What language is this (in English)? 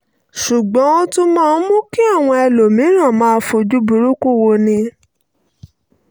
Yoruba